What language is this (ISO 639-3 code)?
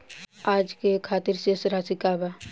bho